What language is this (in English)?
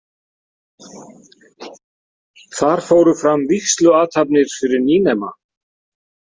Icelandic